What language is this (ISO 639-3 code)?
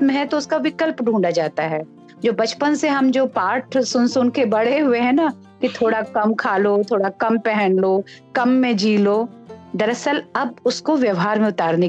hin